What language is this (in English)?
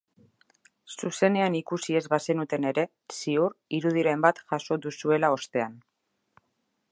Basque